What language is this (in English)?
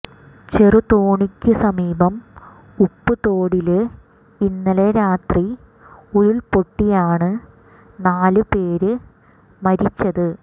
Malayalam